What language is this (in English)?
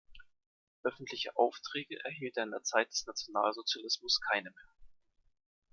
German